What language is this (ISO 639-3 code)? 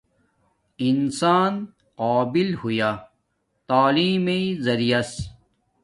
dmk